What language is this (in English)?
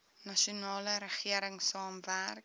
Afrikaans